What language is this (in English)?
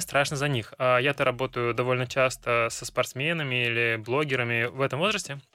Russian